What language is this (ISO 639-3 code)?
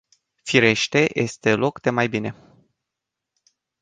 ron